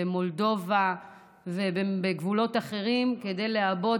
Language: Hebrew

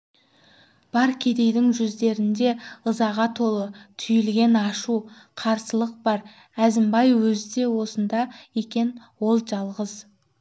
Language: Kazakh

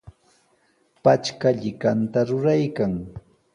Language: Sihuas Ancash Quechua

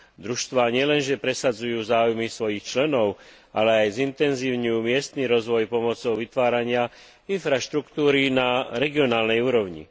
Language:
Slovak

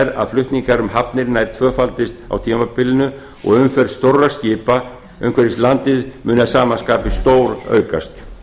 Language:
Icelandic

